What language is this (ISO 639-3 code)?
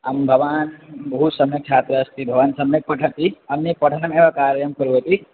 san